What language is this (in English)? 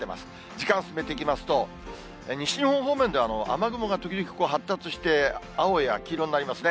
Japanese